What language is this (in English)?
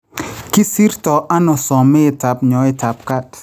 Kalenjin